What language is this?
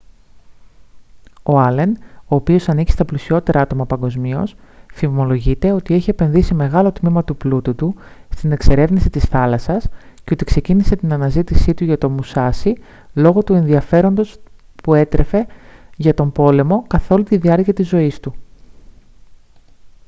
Greek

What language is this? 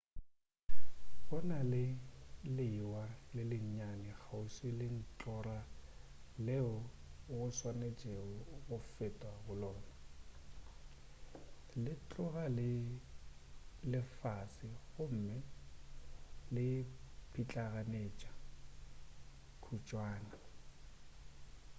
Northern Sotho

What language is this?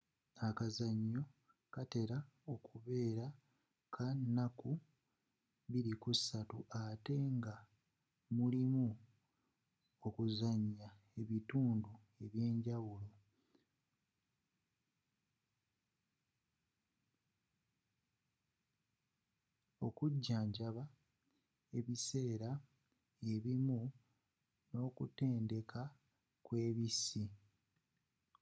Ganda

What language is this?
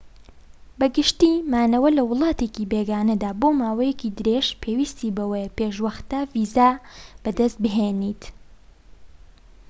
Central Kurdish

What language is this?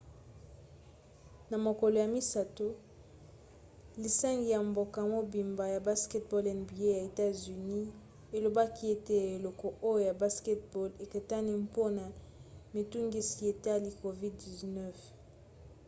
Lingala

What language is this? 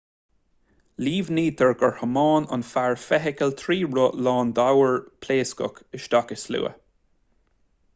Irish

